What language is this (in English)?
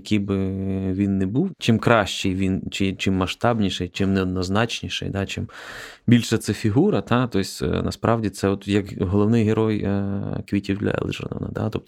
Ukrainian